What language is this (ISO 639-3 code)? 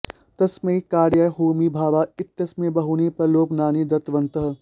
san